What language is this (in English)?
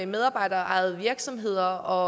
Danish